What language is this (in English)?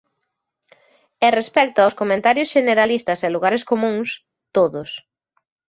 Galician